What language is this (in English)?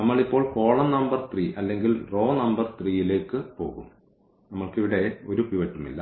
Malayalam